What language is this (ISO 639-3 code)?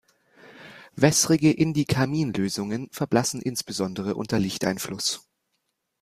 deu